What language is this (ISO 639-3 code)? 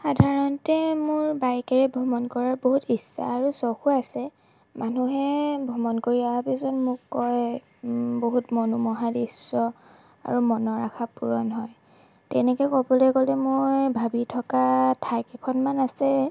asm